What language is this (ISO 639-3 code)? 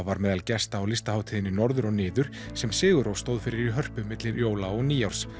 isl